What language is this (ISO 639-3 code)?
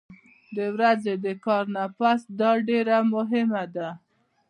pus